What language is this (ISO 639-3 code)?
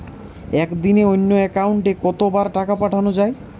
ben